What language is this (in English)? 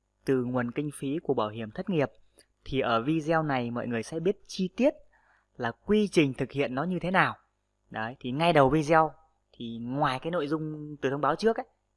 Vietnamese